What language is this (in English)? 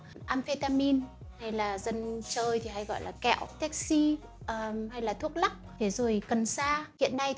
Vietnamese